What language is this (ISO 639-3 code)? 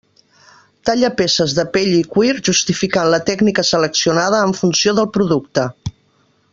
cat